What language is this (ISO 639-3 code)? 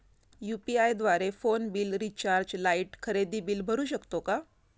mar